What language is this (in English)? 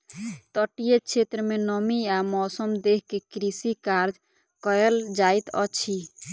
Maithili